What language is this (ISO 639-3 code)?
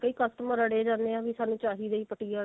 pan